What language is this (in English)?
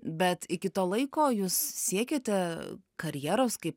Lithuanian